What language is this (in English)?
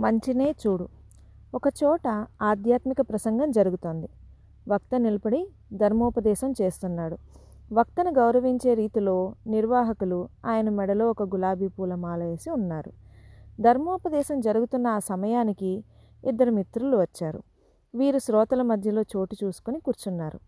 Telugu